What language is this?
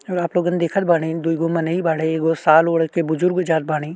Bhojpuri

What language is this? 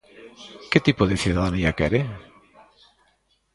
Galician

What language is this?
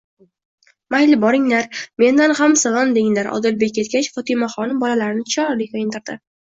Uzbek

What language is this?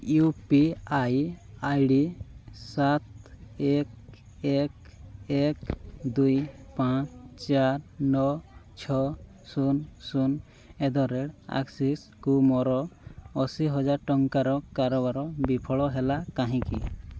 Odia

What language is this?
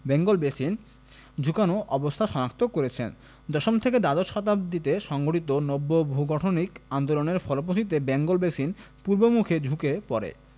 Bangla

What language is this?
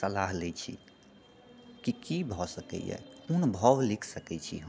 Maithili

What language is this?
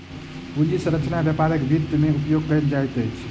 Maithili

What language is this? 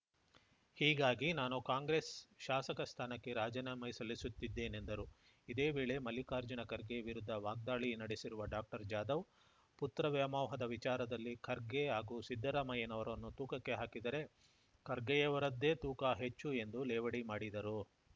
Kannada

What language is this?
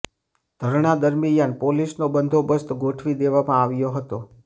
Gujarati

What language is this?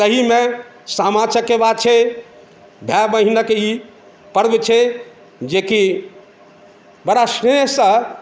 Maithili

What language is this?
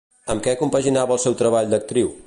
Catalan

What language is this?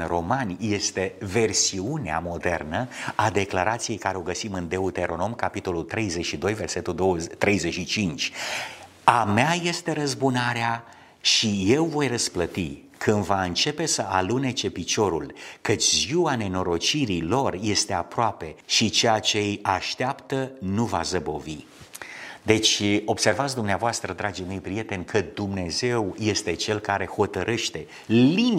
Romanian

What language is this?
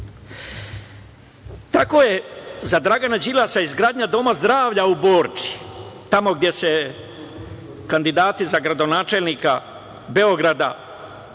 Serbian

